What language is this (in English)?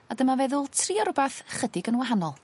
Welsh